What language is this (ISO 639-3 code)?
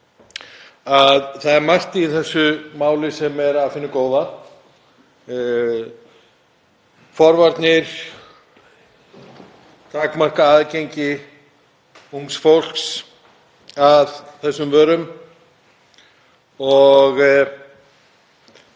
isl